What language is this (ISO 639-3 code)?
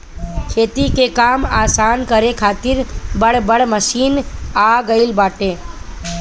bho